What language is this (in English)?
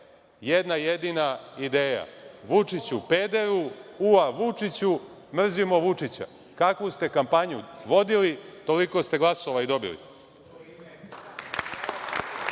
Serbian